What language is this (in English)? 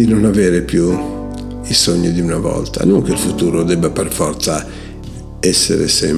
Italian